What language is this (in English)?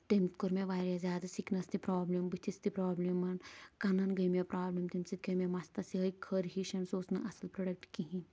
Kashmiri